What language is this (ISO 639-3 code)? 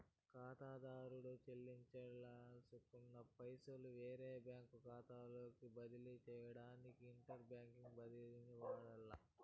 tel